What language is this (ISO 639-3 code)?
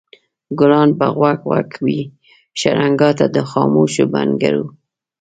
pus